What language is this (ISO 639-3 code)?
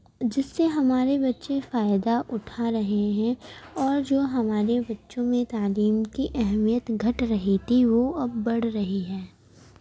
urd